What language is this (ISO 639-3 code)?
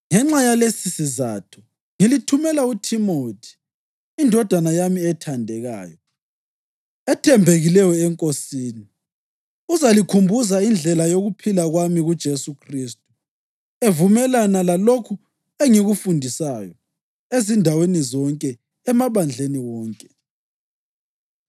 nde